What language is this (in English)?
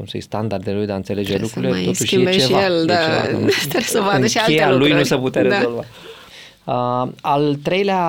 Romanian